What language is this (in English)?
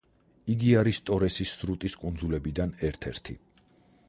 Georgian